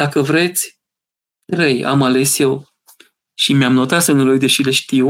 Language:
Romanian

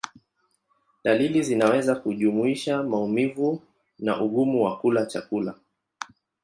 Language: Swahili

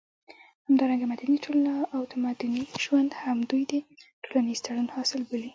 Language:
Pashto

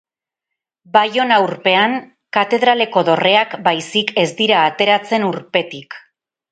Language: Basque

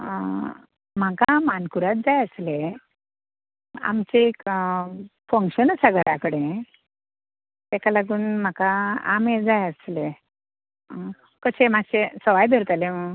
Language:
Konkani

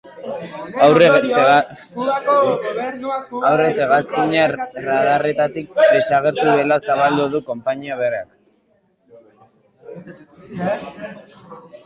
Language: Basque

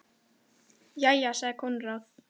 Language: Icelandic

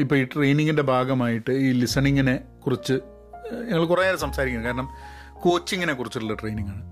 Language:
Malayalam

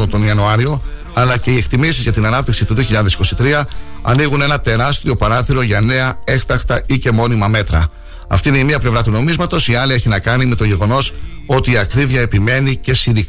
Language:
Greek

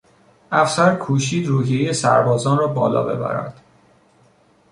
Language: Persian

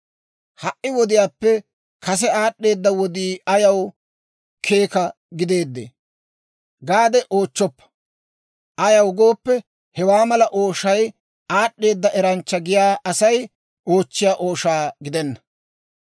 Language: Dawro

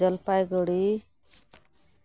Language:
Santali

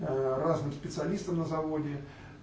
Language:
Russian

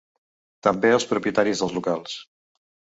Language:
Catalan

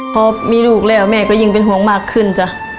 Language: Thai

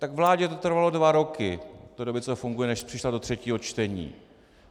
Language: Czech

